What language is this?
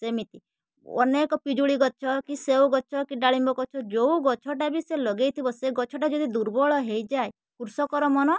Odia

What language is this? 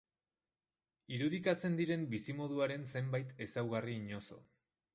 Basque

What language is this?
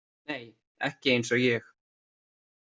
Icelandic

